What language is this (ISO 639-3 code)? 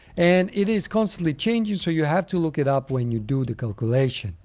eng